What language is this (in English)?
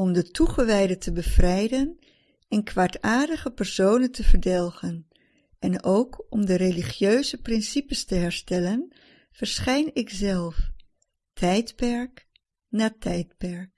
Dutch